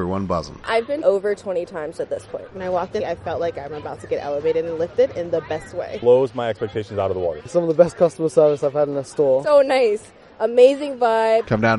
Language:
Spanish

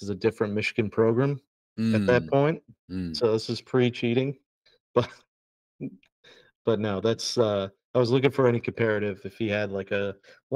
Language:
English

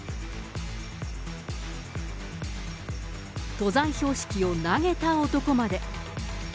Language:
Japanese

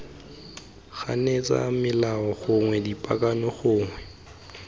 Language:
Tswana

